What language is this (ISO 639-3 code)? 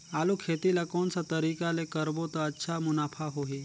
hne